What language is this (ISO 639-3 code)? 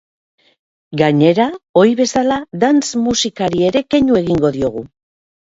eus